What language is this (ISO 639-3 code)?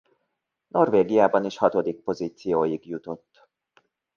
hun